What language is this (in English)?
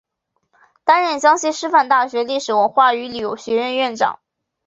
Chinese